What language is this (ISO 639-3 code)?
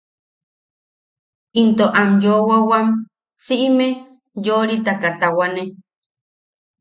yaq